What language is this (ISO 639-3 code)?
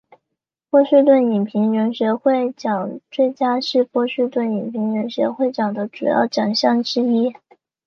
zho